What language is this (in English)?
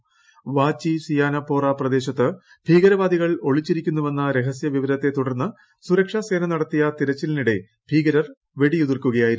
Malayalam